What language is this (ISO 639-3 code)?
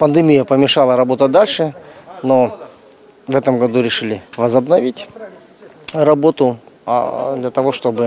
rus